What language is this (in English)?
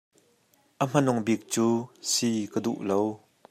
Hakha Chin